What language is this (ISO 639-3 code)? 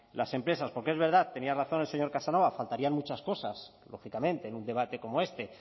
spa